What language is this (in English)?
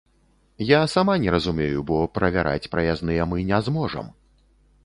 Belarusian